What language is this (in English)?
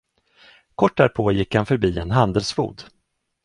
Swedish